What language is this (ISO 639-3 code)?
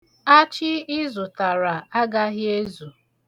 ibo